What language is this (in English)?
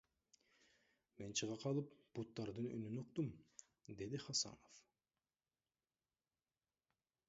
Kyrgyz